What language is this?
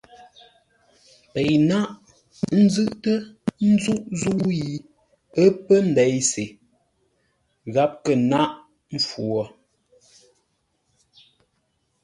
Ngombale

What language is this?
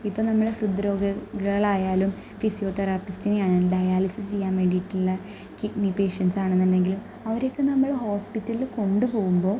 Malayalam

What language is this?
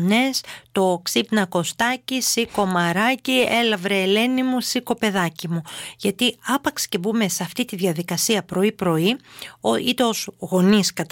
Greek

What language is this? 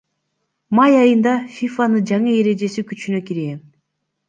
Kyrgyz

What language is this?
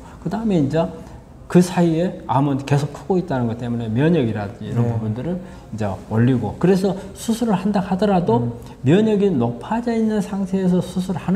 Korean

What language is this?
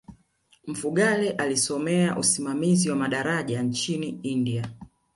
Swahili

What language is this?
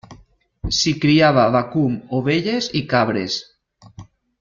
Catalan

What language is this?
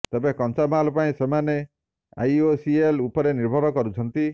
Odia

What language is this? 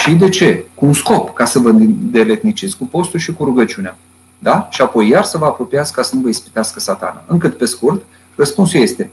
Romanian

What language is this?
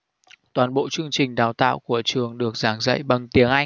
Vietnamese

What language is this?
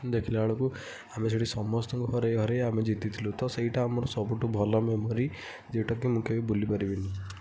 Odia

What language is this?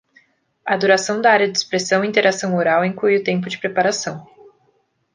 Portuguese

